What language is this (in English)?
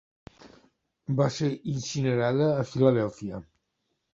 Catalan